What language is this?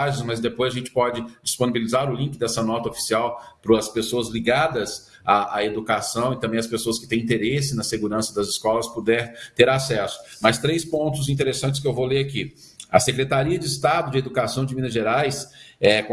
Portuguese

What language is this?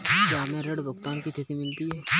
Hindi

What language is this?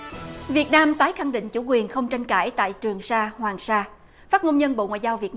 Vietnamese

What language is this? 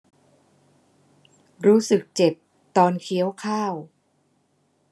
Thai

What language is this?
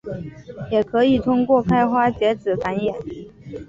Chinese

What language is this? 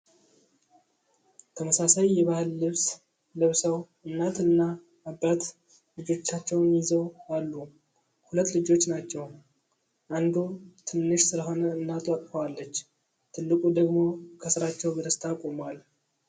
Amharic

